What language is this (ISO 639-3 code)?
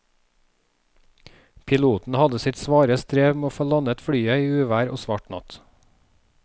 nor